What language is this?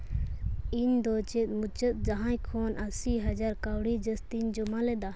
Santali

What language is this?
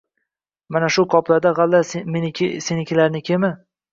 Uzbek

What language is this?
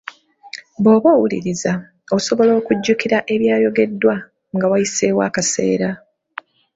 Ganda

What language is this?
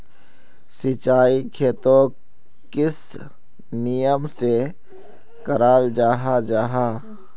Magahi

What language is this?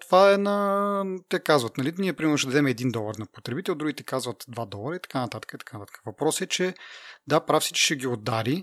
Bulgarian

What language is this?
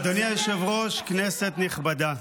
Hebrew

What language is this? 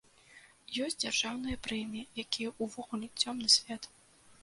Belarusian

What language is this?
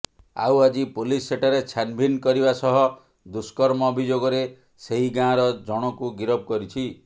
Odia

